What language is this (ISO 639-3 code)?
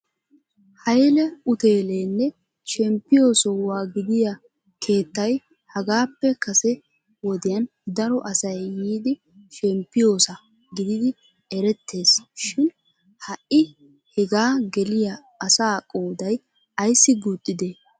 wal